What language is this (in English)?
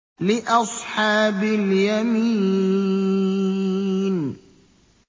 Arabic